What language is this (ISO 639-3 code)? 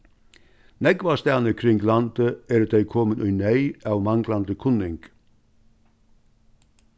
fao